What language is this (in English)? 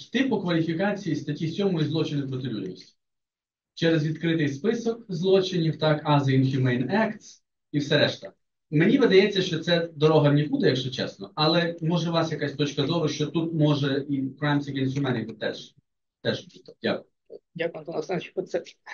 Ukrainian